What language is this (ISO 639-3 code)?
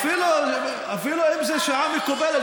heb